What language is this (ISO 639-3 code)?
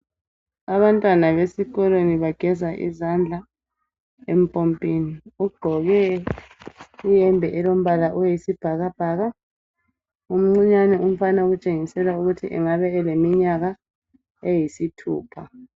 nde